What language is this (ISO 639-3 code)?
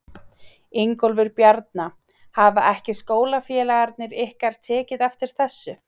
isl